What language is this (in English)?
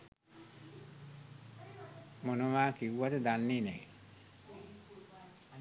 Sinhala